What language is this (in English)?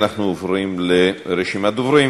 Hebrew